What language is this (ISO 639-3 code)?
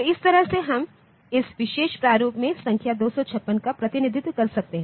hin